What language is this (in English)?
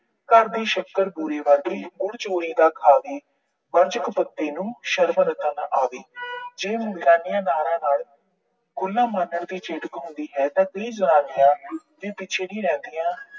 Punjabi